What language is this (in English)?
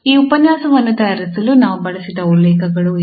Kannada